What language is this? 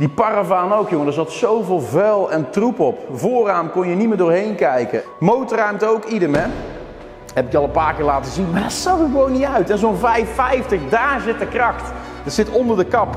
Dutch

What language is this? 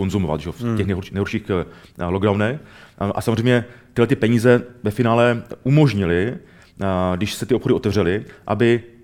Czech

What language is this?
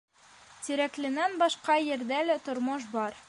Bashkir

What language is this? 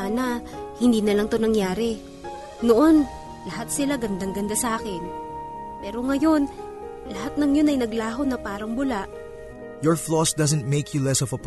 Filipino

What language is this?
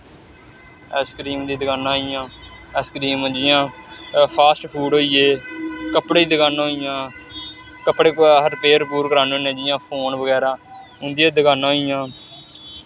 Dogri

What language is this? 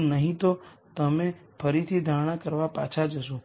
Gujarati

